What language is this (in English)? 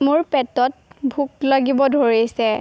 Assamese